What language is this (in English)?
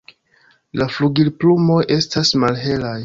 Esperanto